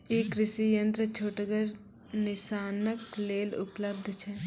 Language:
Maithili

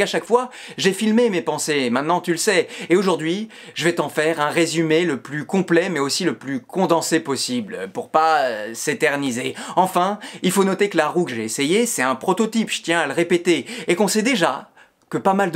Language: French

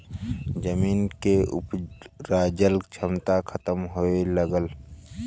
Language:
Bhojpuri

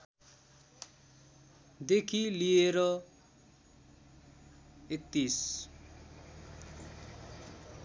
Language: Nepali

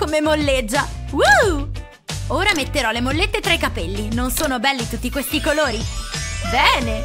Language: Italian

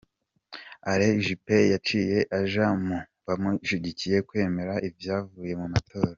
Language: Kinyarwanda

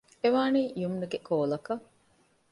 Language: Divehi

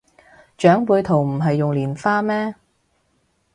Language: Cantonese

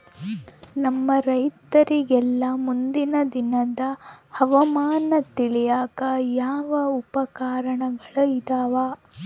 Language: Kannada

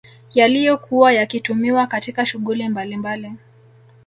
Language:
Swahili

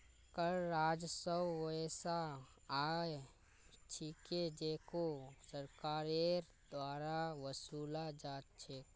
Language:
Magahi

